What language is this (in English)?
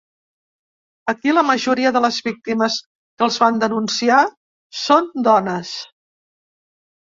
Catalan